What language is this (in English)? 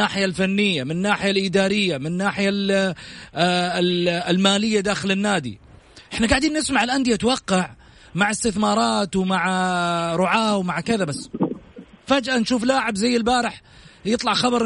Arabic